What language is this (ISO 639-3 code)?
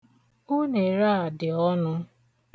ibo